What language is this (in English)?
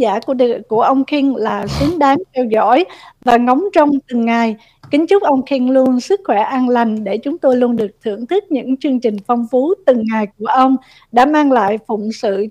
Vietnamese